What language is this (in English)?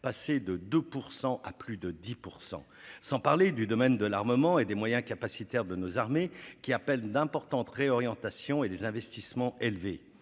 French